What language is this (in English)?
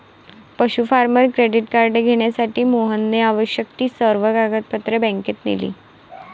Marathi